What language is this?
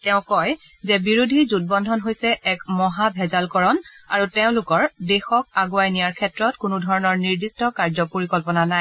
Assamese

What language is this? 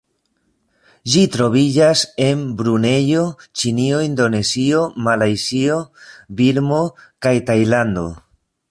Esperanto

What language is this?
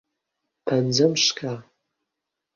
Central Kurdish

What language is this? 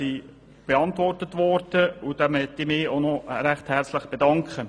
Swiss German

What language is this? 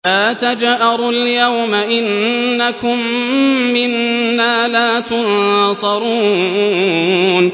Arabic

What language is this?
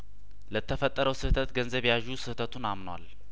Amharic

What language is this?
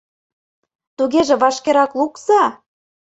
Mari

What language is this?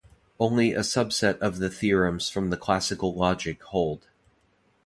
English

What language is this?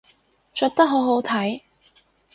Cantonese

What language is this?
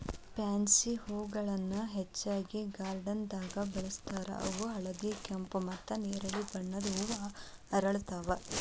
Kannada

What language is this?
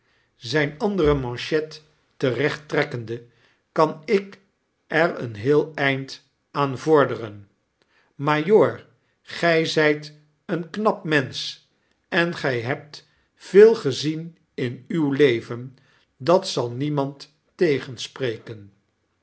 Dutch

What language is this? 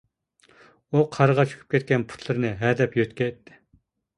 Uyghur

